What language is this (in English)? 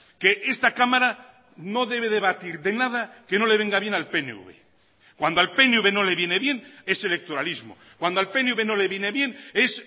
Spanish